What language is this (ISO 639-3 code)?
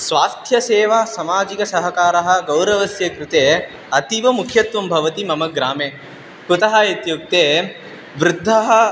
san